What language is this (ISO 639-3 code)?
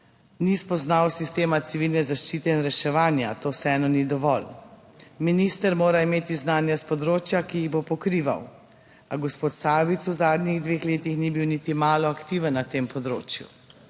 slv